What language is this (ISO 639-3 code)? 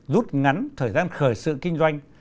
vie